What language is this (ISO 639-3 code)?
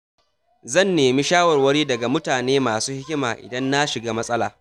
hau